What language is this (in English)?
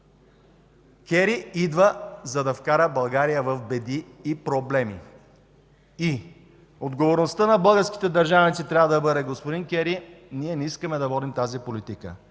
Bulgarian